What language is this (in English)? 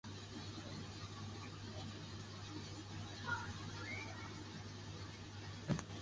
Chinese